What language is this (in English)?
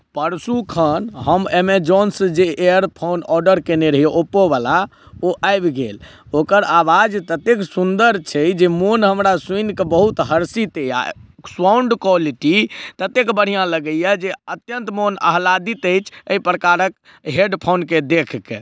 Maithili